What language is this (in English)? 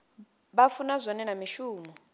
Venda